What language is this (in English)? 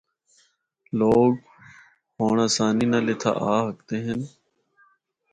Northern Hindko